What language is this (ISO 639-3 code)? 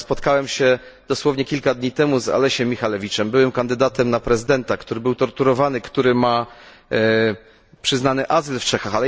pol